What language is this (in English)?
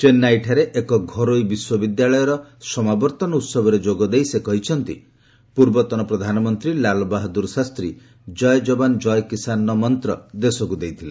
Odia